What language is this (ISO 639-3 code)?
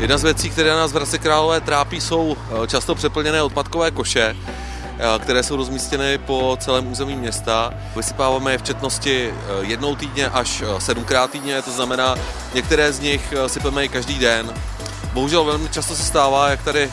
ces